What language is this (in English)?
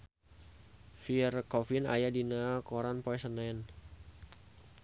Sundanese